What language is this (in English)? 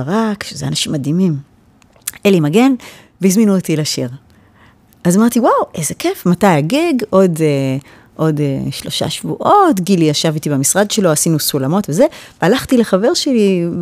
Hebrew